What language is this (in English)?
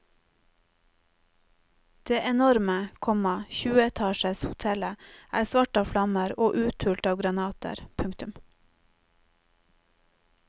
Norwegian